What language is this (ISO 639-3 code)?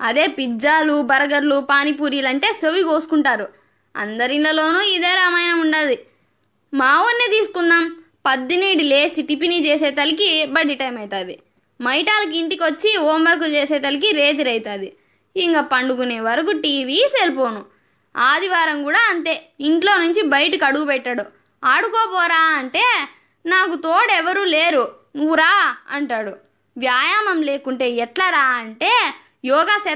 tel